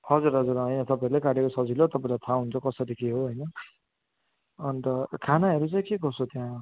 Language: Nepali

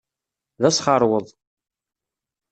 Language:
Kabyle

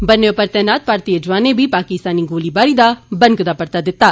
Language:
Dogri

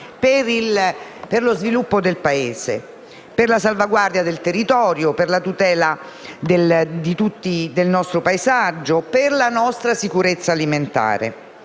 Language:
Italian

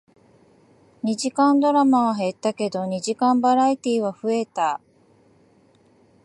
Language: Japanese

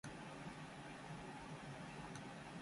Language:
Japanese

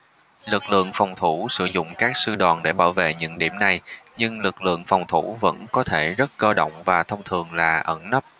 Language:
Vietnamese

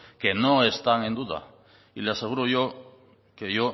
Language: Spanish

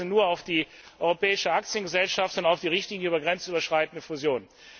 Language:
German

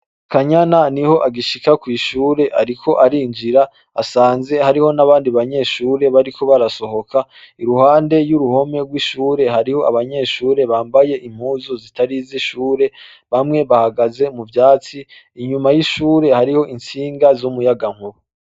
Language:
Rundi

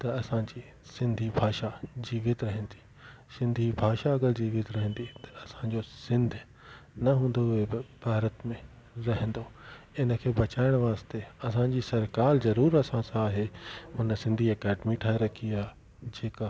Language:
Sindhi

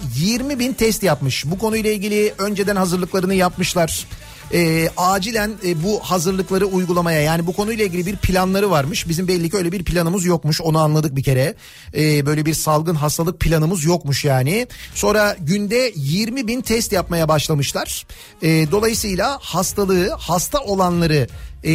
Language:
Turkish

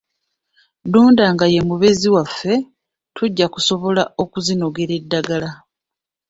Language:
Ganda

